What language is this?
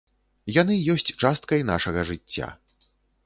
Belarusian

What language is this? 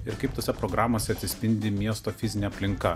Lithuanian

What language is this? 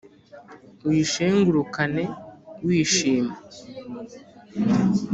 Kinyarwanda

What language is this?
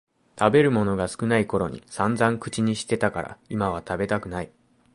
Japanese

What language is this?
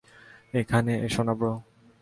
Bangla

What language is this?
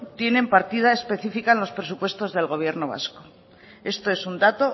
Spanish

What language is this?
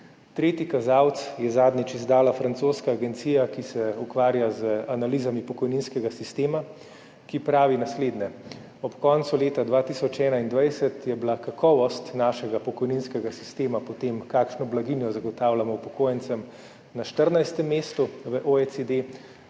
Slovenian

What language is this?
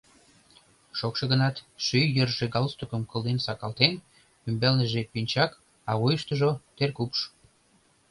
Mari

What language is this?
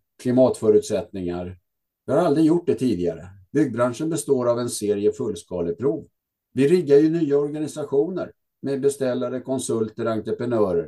Swedish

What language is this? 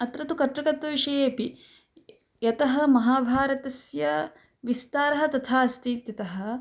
Sanskrit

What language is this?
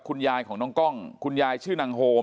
Thai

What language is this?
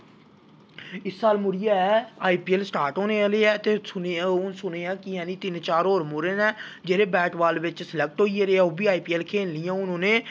Dogri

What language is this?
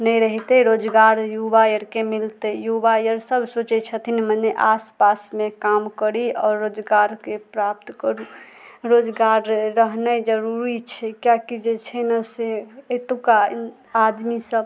Maithili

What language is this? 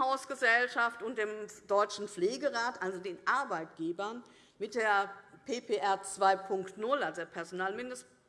German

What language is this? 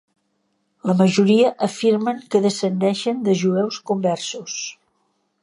Catalan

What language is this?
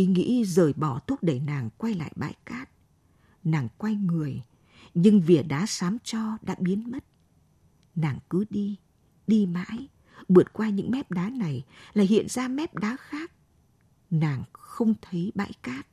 Vietnamese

